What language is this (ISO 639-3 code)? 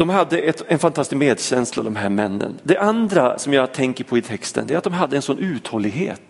swe